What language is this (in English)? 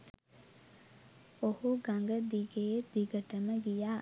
Sinhala